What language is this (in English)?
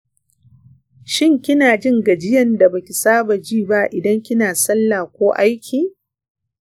Hausa